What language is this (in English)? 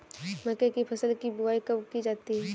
Hindi